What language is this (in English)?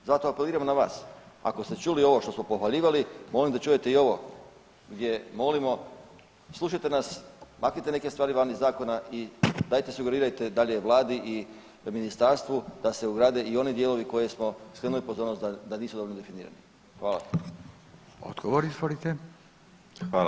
Croatian